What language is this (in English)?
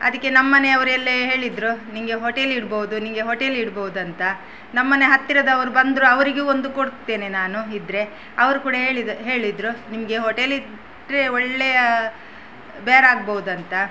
Kannada